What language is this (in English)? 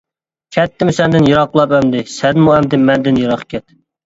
Uyghur